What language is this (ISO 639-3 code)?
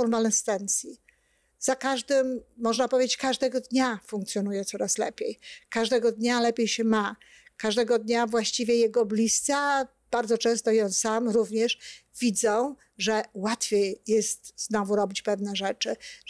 pol